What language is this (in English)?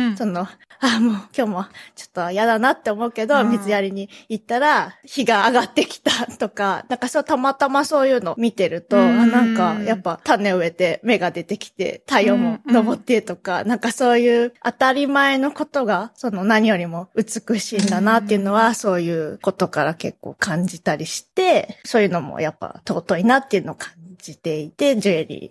Japanese